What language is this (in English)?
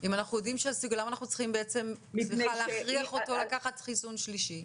Hebrew